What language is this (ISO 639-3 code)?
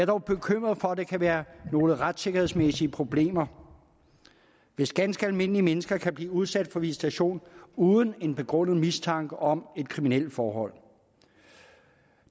dan